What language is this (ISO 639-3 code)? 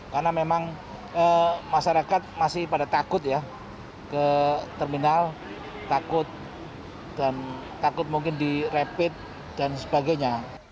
ind